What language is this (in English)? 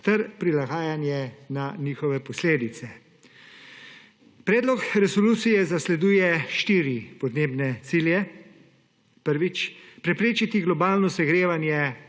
Slovenian